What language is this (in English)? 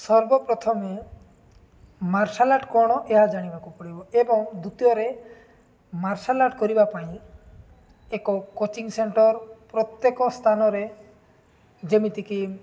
Odia